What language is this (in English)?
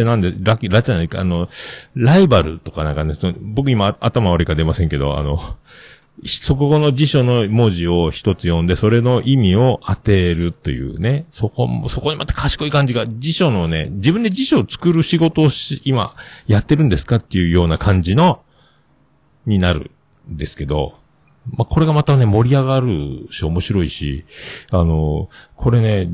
Japanese